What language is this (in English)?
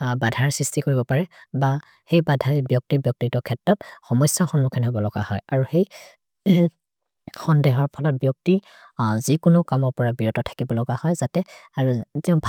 Maria (India)